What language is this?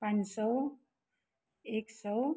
Nepali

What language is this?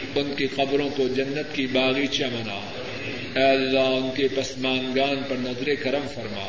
Urdu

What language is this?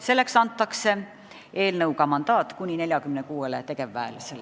Estonian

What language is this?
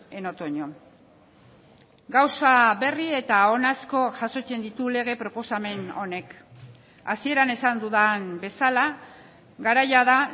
Basque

